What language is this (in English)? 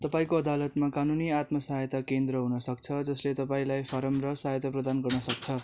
Nepali